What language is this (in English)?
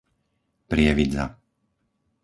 Slovak